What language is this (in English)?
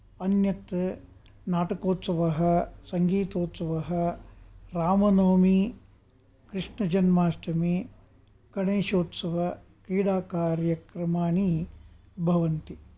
Sanskrit